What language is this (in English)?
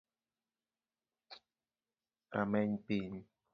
Luo (Kenya and Tanzania)